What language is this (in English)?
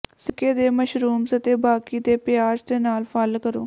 Punjabi